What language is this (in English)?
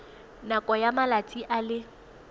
Tswana